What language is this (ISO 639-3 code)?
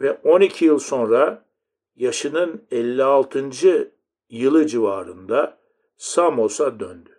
tur